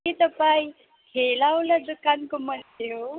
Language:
Nepali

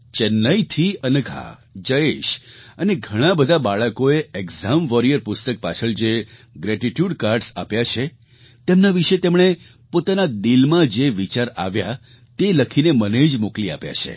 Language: Gujarati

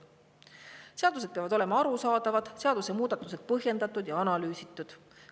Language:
Estonian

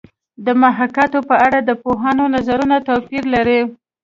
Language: Pashto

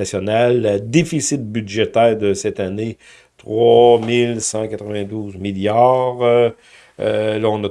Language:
French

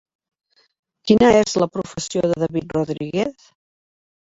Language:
Catalan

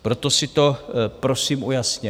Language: Czech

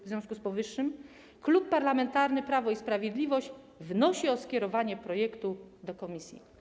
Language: Polish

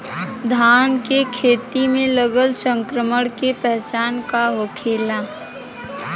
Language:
Bhojpuri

